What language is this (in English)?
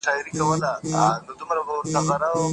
Pashto